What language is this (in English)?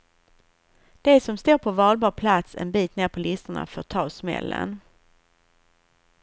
Swedish